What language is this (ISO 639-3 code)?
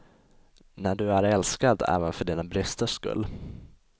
swe